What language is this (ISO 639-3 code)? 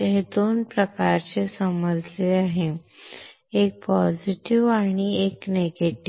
mar